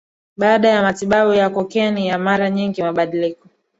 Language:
Swahili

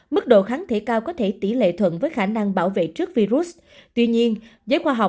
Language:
Vietnamese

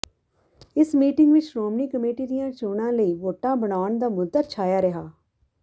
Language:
Punjabi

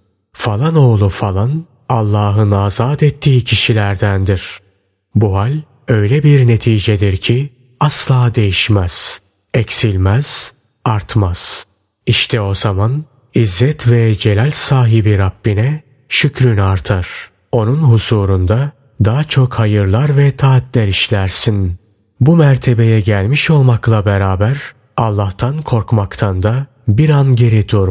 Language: Turkish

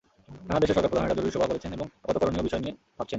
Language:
Bangla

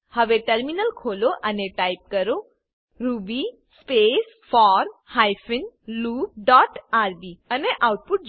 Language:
Gujarati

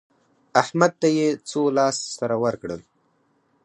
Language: Pashto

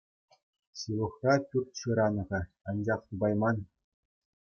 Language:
Chuvash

